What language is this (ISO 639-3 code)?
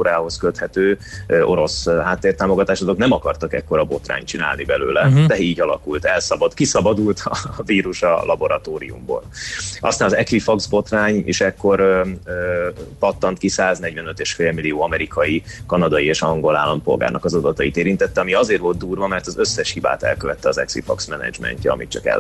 hun